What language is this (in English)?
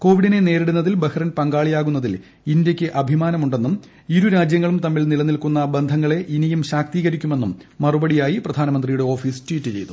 Malayalam